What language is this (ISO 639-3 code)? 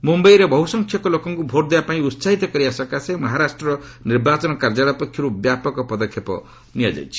ori